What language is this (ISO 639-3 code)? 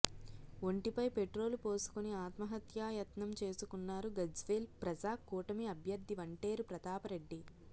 tel